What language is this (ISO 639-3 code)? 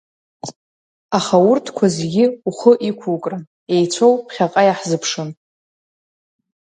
abk